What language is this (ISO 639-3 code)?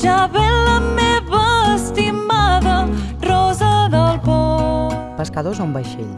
cat